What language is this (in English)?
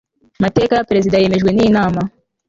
Kinyarwanda